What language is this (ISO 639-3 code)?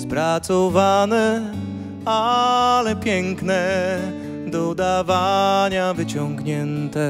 pol